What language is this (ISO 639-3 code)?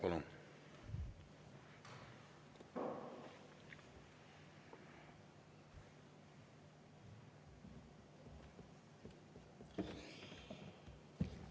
est